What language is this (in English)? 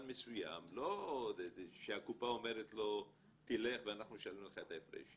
Hebrew